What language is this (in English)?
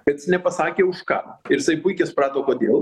Lithuanian